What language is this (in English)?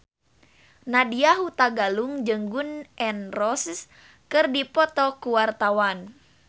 Sundanese